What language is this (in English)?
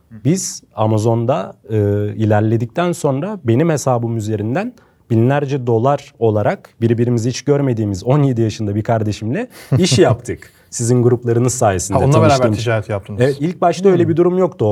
Turkish